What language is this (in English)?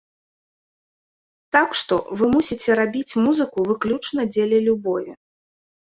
Belarusian